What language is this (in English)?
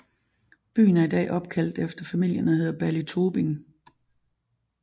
Danish